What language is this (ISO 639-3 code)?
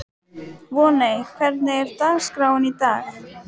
isl